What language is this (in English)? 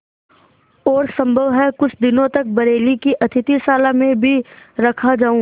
Hindi